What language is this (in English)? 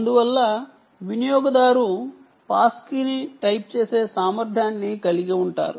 Telugu